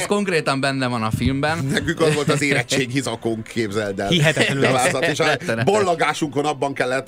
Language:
Hungarian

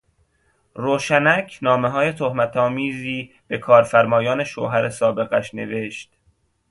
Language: Persian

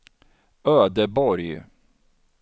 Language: Swedish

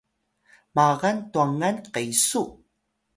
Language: Atayal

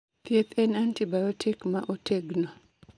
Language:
Luo (Kenya and Tanzania)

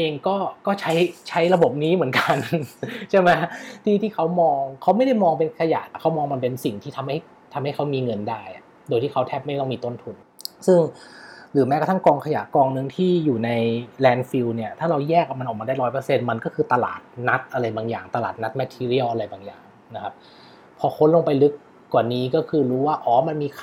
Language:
Thai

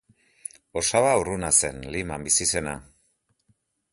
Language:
Basque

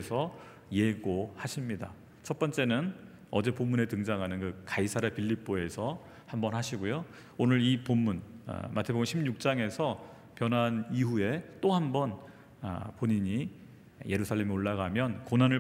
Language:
Korean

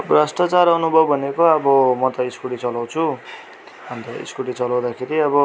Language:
Nepali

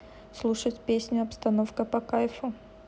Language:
Russian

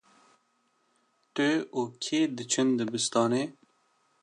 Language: Kurdish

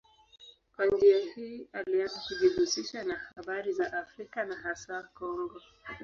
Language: Swahili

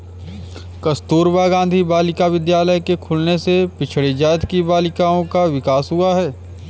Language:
Hindi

